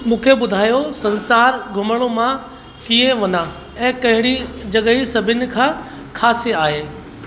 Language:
Sindhi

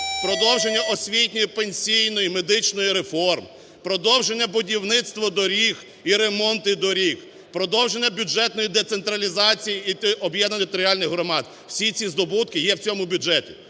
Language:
Ukrainian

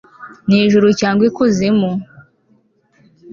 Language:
Kinyarwanda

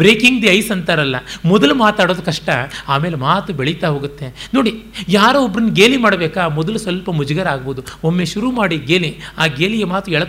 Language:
Kannada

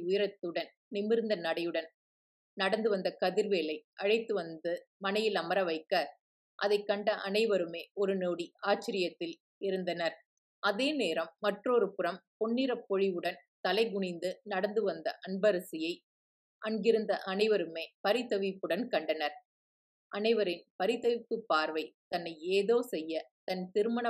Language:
Tamil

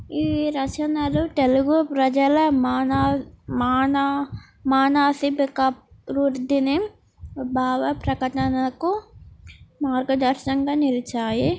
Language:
Telugu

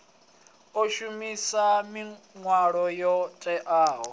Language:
Venda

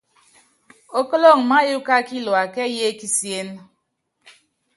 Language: Yangben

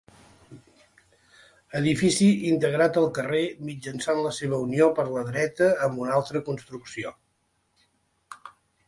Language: Catalan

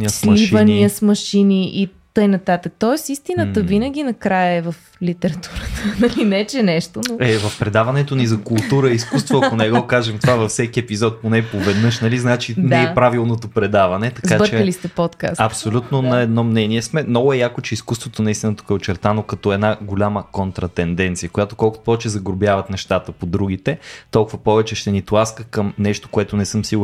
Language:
Bulgarian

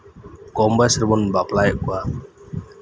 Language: Santali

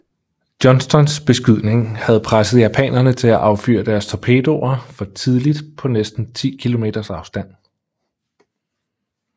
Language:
Danish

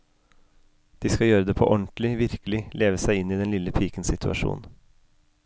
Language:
Norwegian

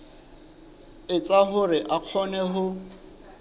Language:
Southern Sotho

